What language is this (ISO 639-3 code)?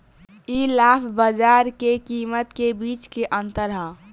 bho